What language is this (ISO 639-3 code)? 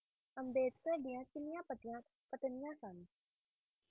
pan